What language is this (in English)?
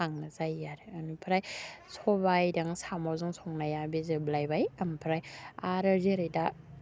Bodo